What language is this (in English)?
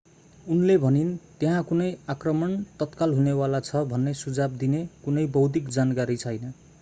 Nepali